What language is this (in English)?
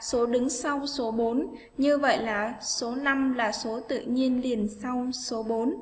Vietnamese